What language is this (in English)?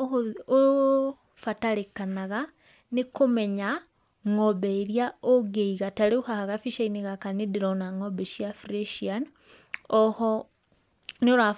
Kikuyu